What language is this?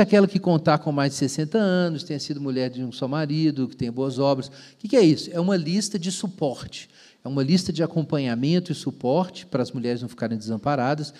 Portuguese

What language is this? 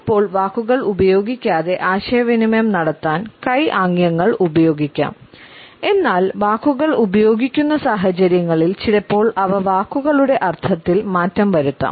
Malayalam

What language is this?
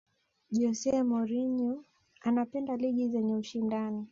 Swahili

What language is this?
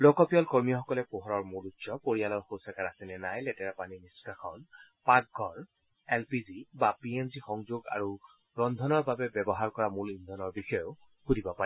Assamese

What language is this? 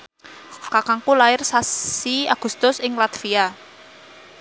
Javanese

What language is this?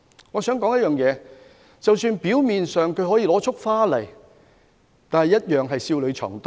Cantonese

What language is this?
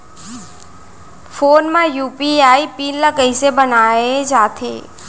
Chhattisgarhi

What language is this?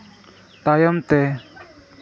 Santali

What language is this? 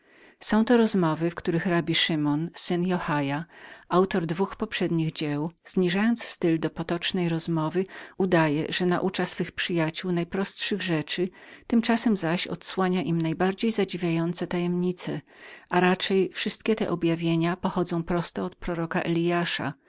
Polish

